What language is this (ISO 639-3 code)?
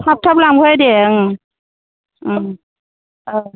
brx